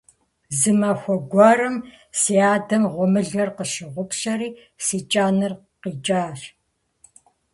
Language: Kabardian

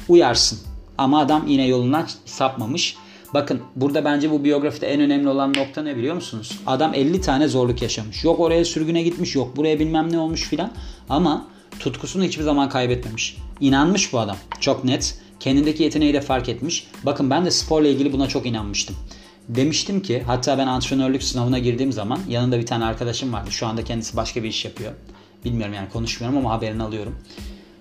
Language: Turkish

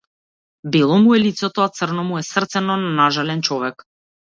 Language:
Macedonian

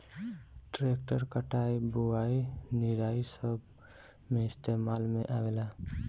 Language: Bhojpuri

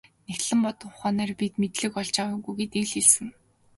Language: Mongolian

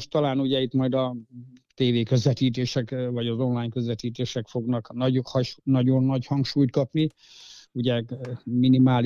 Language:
Hungarian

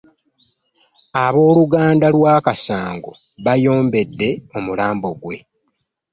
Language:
Ganda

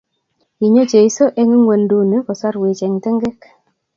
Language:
Kalenjin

